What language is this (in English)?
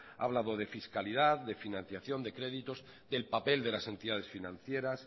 Spanish